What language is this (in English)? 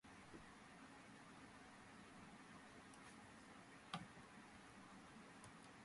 Georgian